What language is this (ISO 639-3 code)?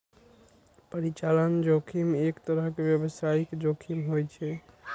mai